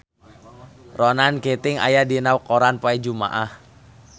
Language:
Sundanese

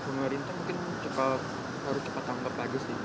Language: Indonesian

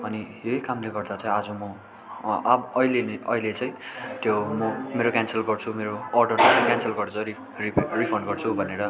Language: Nepali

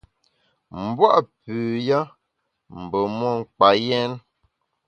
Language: Bamun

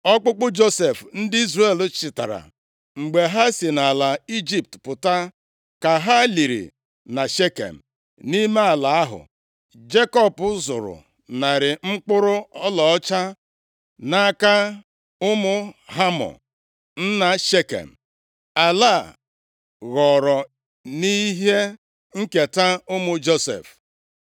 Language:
Igbo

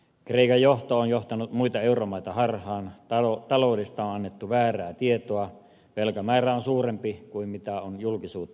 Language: Finnish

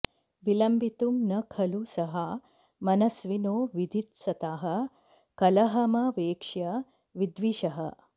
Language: Sanskrit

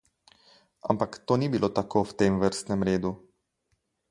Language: Slovenian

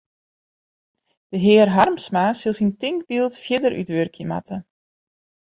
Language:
Western Frisian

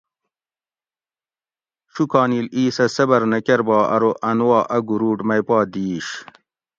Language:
Gawri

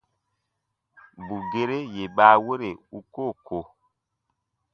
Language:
Baatonum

